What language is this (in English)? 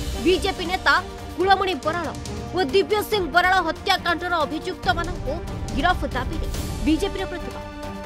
Hindi